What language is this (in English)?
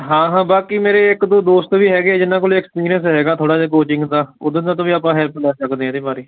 Punjabi